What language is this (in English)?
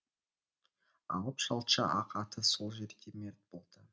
Kazakh